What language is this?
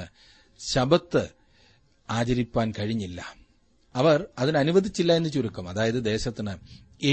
Malayalam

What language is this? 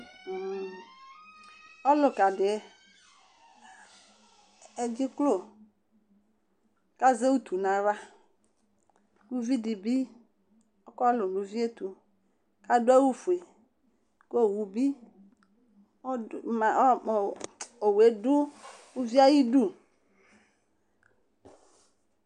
Ikposo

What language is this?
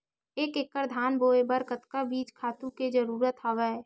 Chhattisgarhi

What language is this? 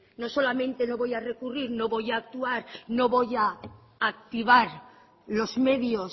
Spanish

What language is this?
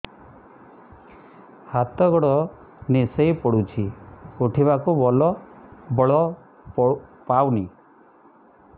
Odia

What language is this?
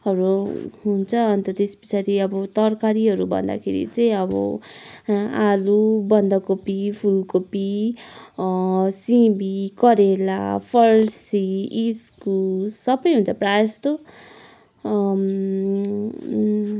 Nepali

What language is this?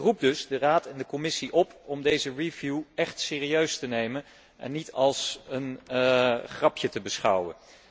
Dutch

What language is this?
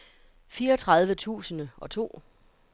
Danish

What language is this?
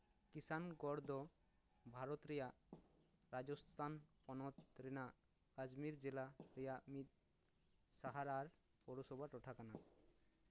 Santali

